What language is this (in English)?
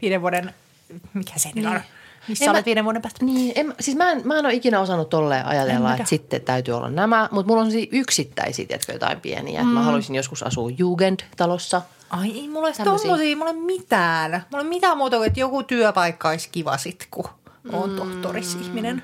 Finnish